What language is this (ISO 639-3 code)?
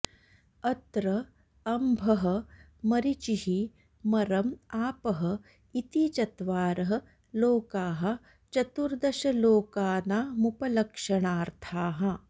san